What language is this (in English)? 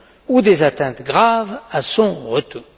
French